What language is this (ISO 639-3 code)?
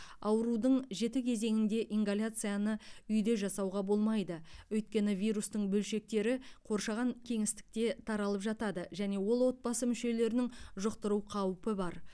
kaz